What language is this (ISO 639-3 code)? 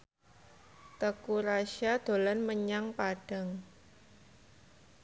jav